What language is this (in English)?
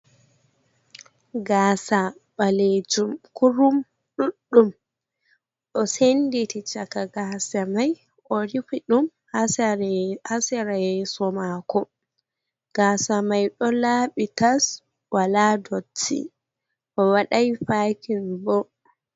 Fula